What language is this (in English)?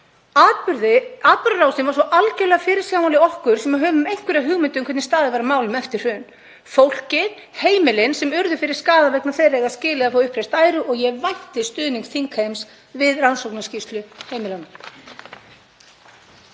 Icelandic